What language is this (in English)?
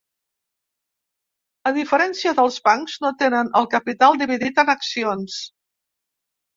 Catalan